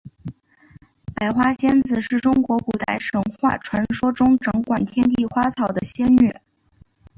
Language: Chinese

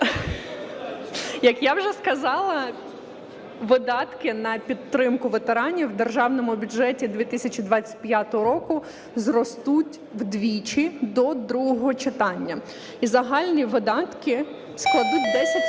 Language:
Ukrainian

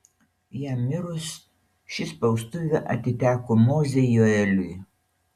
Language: Lithuanian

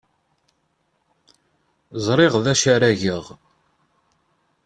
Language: Kabyle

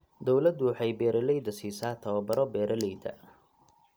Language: Somali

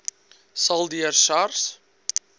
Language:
Afrikaans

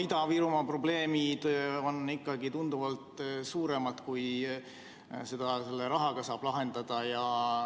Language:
Estonian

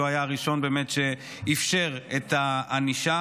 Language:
Hebrew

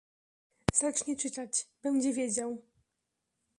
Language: Polish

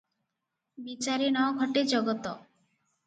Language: Odia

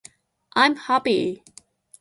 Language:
Japanese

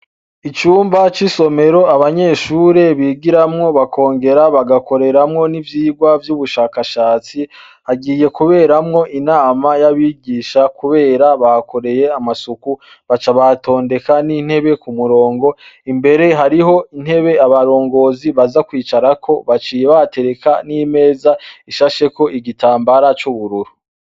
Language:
Rundi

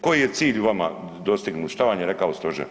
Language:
Croatian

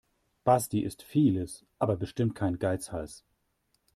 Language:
German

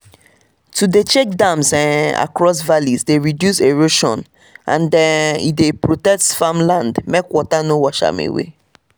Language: Nigerian Pidgin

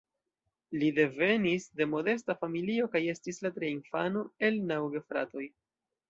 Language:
Esperanto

